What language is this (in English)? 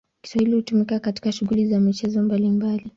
Swahili